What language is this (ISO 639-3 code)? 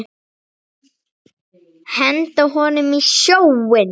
isl